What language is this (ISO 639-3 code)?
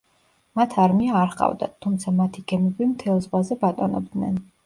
kat